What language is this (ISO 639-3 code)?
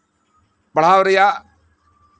sat